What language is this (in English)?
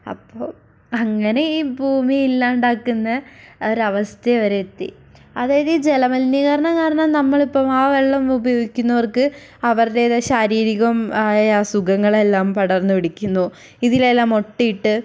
Malayalam